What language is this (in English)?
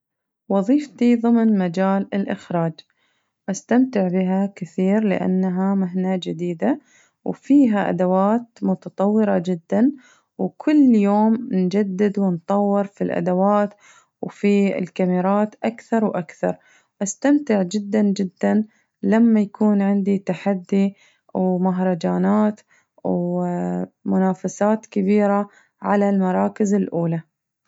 Najdi Arabic